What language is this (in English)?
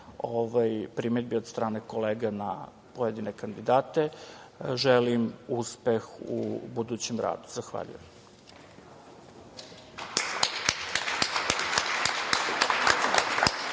Serbian